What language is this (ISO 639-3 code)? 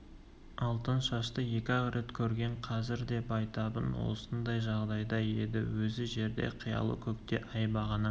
kaz